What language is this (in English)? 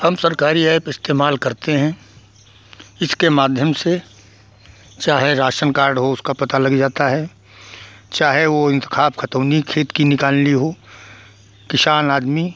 Hindi